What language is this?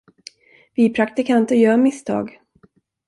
Swedish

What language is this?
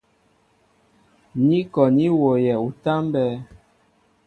Mbo (Cameroon)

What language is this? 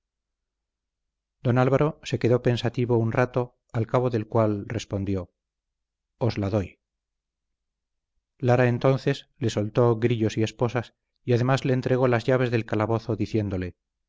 Spanish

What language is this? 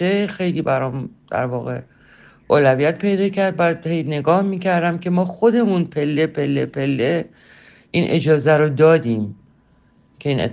Persian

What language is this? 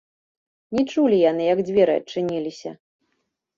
Belarusian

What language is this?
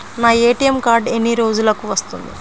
Telugu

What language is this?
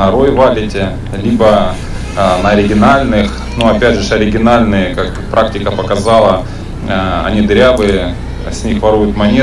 Russian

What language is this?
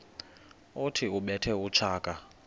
Xhosa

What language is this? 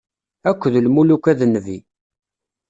Kabyle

